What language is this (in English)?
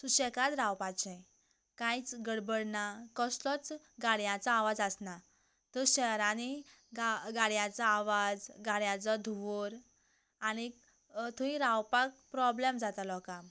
Konkani